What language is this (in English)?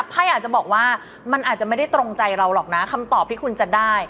Thai